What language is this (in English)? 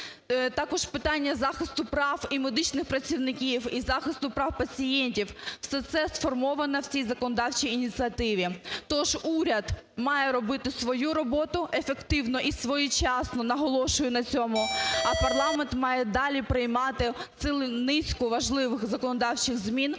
Ukrainian